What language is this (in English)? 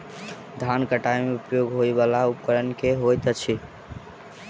Maithili